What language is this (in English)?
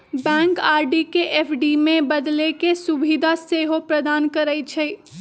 Magahi